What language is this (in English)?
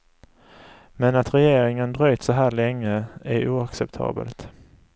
Swedish